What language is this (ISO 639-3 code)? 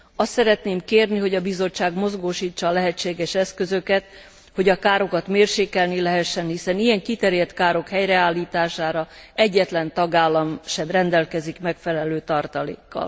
hun